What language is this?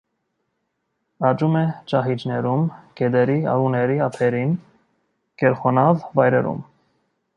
Armenian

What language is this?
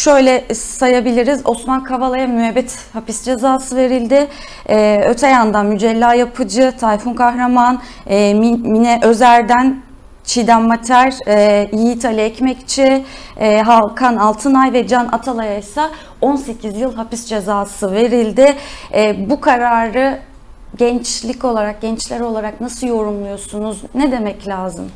Turkish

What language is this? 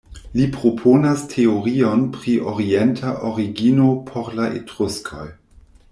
Esperanto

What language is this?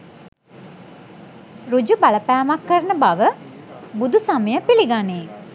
Sinhala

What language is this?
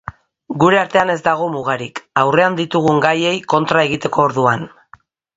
Basque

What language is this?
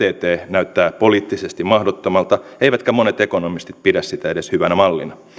Finnish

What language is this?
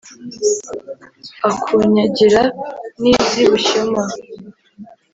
Kinyarwanda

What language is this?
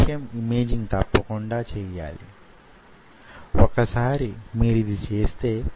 Telugu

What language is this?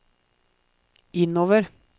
Norwegian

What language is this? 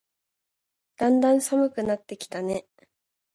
Japanese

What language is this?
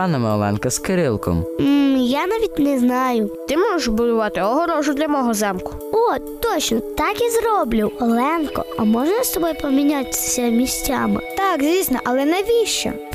Ukrainian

